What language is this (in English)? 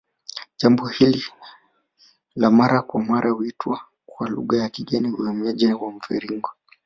Swahili